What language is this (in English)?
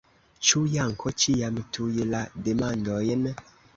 Esperanto